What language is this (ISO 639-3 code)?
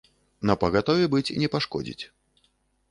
bel